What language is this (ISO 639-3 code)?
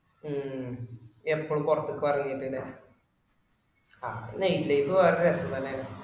mal